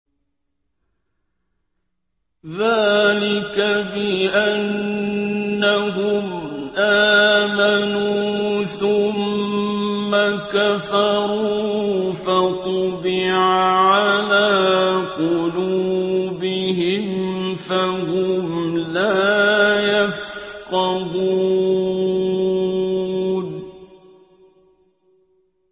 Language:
Arabic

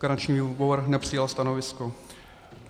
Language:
Czech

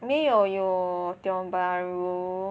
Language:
English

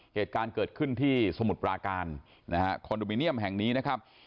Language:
Thai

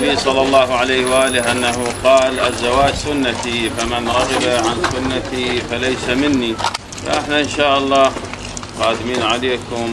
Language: Arabic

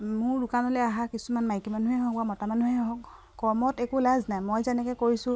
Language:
Assamese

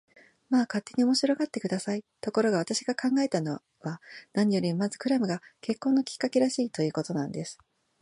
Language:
Japanese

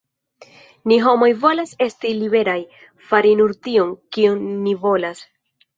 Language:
Esperanto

